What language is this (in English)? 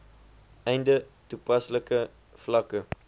Afrikaans